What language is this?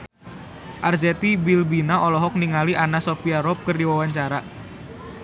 Sundanese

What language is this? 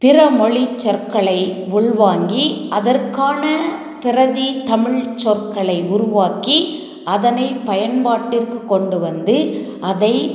Tamil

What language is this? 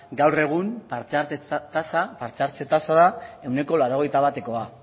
Basque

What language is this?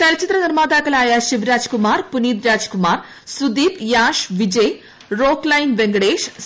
Malayalam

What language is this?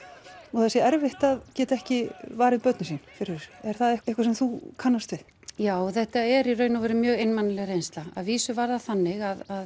Icelandic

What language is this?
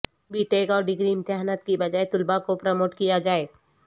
Urdu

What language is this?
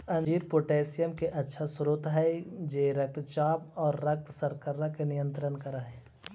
Magahi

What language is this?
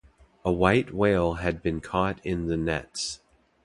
English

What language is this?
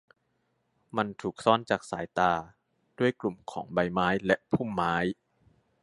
Thai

